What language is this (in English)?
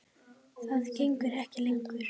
Icelandic